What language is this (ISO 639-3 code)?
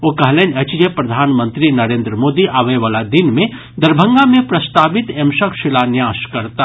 mai